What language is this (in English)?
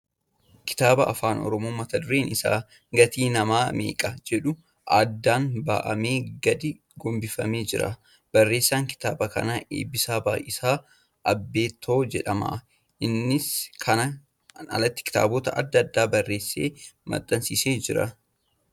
Oromo